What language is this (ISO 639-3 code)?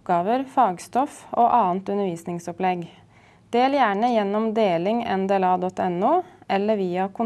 nor